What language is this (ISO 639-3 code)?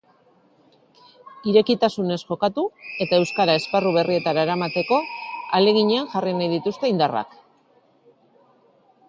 eus